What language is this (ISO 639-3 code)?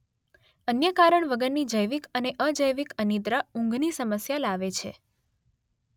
guj